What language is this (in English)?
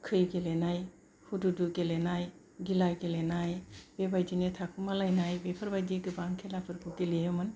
Bodo